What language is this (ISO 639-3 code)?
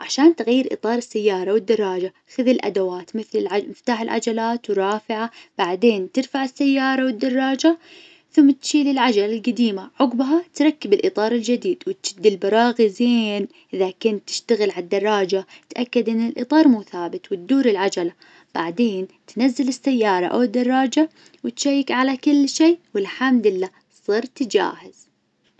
ars